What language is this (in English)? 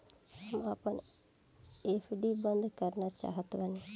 Bhojpuri